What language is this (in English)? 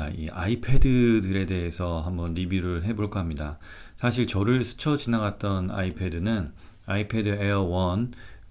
Korean